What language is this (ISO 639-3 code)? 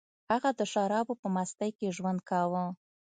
pus